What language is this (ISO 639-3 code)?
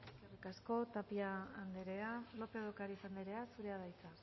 eus